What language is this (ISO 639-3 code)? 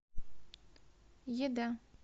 rus